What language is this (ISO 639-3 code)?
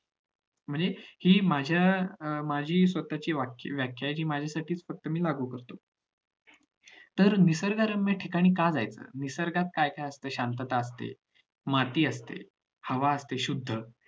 mar